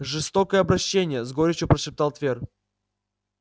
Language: Russian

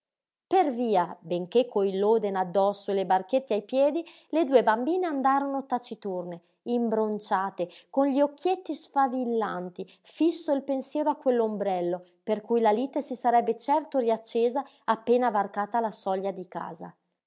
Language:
Italian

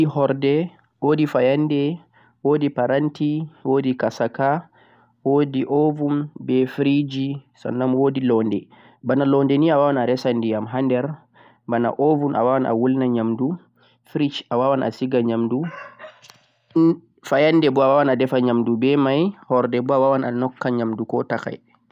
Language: Central-Eastern Niger Fulfulde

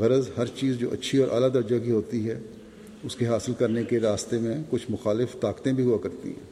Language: Urdu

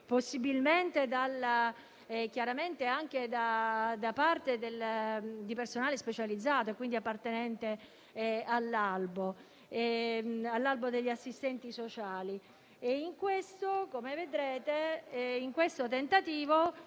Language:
Italian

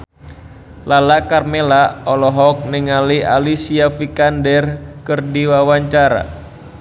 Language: Sundanese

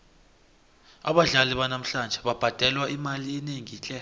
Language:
South Ndebele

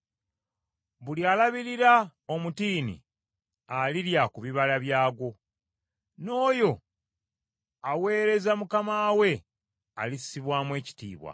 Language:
Ganda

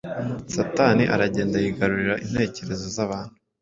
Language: Kinyarwanda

